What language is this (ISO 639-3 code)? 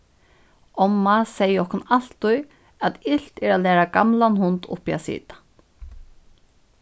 fao